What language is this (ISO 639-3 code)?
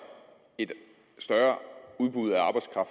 dan